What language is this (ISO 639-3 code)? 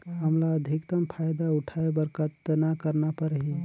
hne